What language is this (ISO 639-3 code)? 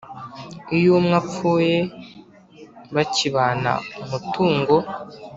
kin